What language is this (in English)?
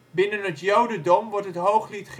Dutch